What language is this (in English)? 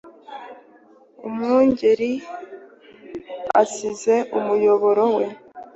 Kinyarwanda